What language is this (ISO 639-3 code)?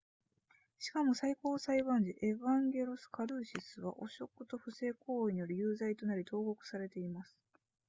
jpn